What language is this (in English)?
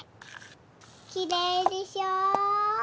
Japanese